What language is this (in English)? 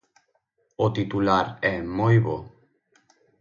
Galician